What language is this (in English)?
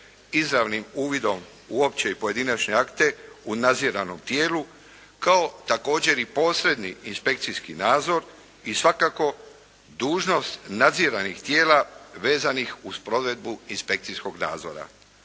Croatian